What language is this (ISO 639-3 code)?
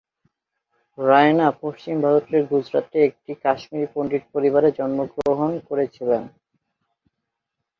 ben